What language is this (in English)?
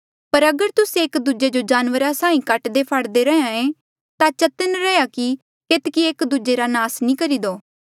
Mandeali